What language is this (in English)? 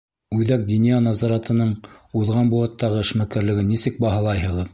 Bashkir